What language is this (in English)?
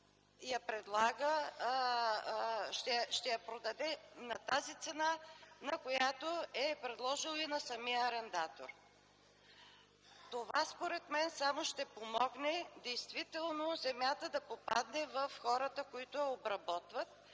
Bulgarian